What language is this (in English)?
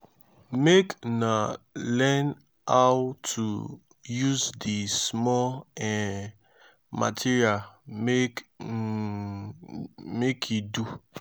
Nigerian Pidgin